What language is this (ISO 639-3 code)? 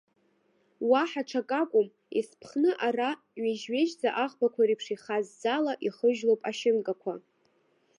abk